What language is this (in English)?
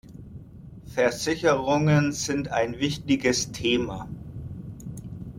German